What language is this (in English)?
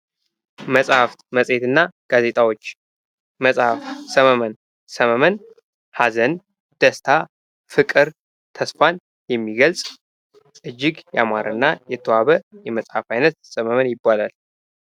Amharic